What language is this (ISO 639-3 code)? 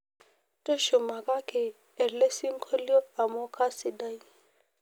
mas